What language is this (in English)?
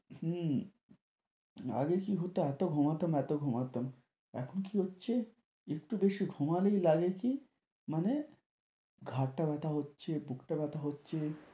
Bangla